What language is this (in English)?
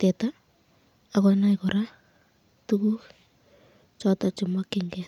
Kalenjin